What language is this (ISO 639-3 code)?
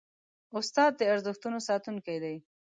pus